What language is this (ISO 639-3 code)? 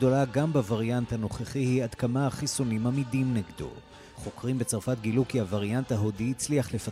heb